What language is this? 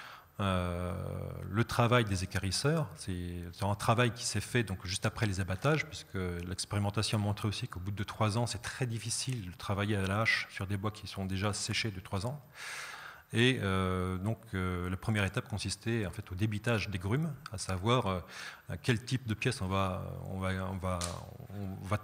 French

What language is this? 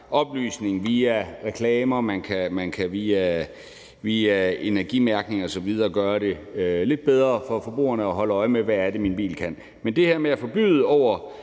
Danish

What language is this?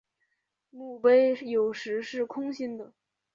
Chinese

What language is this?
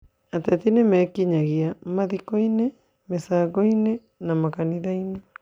Kikuyu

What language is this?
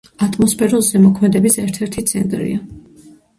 Georgian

